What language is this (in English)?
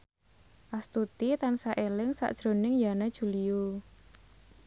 Javanese